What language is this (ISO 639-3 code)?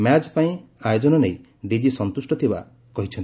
ori